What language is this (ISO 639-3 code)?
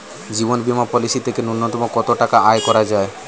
ben